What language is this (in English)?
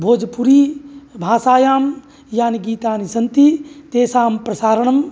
Sanskrit